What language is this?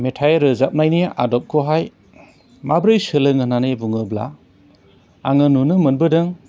Bodo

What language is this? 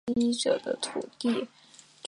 Chinese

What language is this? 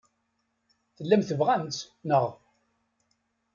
Kabyle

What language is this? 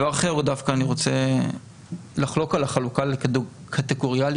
Hebrew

